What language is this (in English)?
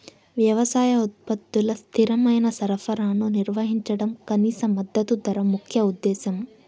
Telugu